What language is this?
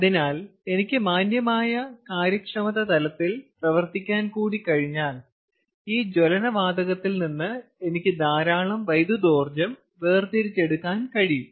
Malayalam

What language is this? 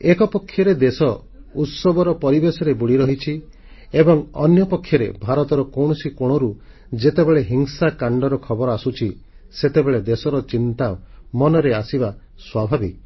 Odia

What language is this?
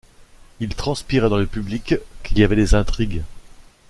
French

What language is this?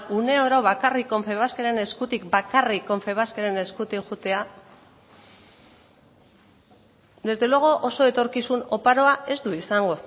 Basque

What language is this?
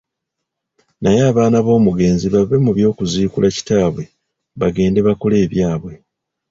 Ganda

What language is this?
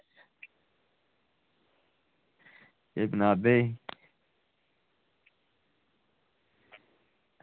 Dogri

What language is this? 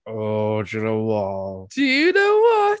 English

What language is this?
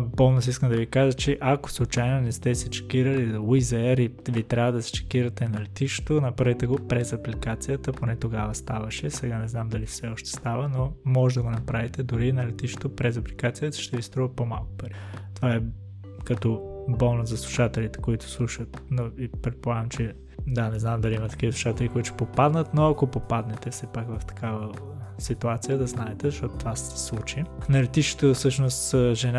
Bulgarian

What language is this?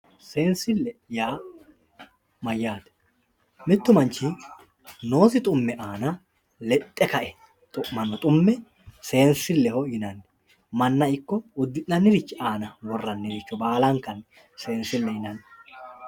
Sidamo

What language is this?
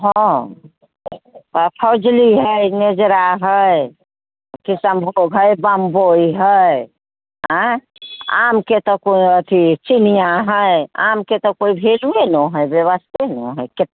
Maithili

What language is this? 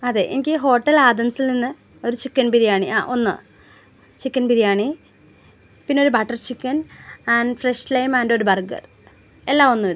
Malayalam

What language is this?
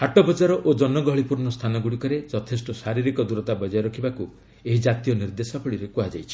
Odia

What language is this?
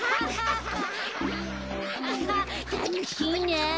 Japanese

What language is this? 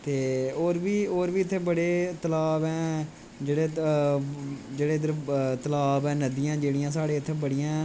Dogri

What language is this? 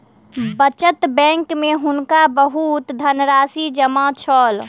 Maithili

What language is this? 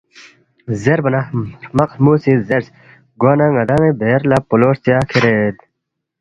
Balti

